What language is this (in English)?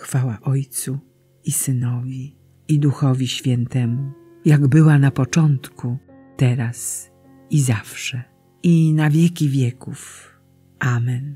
Polish